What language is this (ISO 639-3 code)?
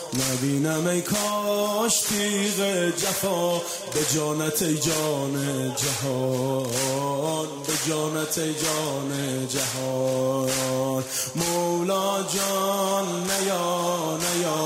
fas